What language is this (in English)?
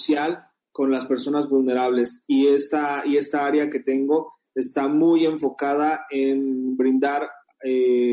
Spanish